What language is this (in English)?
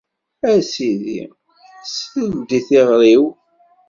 Kabyle